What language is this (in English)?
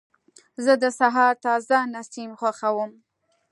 Pashto